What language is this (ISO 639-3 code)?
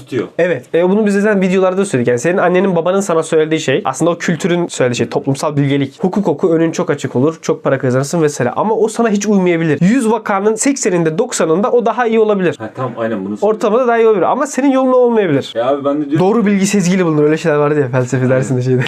tur